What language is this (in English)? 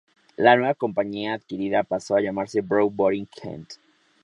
Spanish